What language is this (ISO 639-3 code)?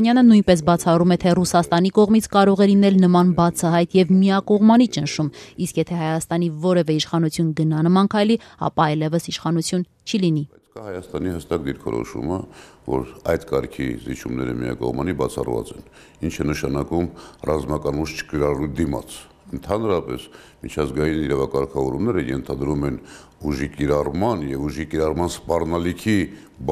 tur